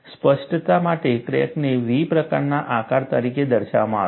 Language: Gujarati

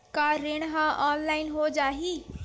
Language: Chhattisgarhi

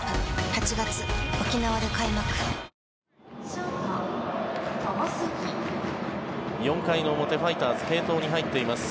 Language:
Japanese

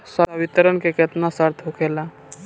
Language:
Bhojpuri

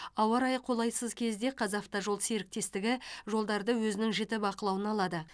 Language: Kazakh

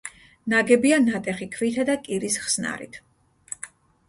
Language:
Georgian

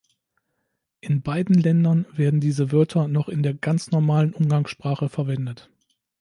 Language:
German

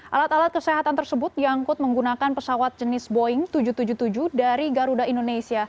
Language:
Indonesian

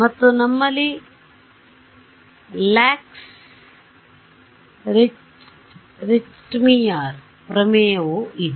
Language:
Kannada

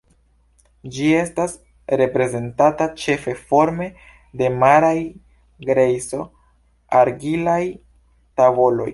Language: Esperanto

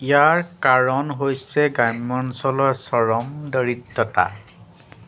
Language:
Assamese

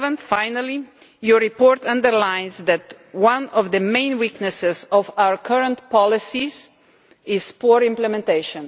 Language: English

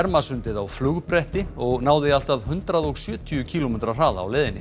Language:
Icelandic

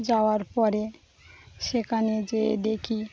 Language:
Bangla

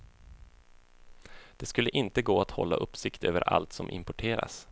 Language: Swedish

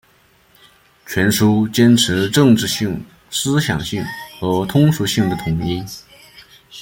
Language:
Chinese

